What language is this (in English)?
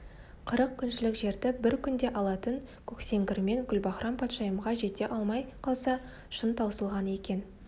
Kazakh